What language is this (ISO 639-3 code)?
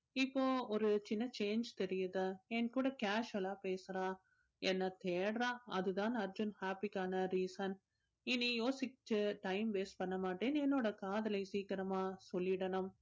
tam